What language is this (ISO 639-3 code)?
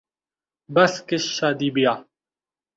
urd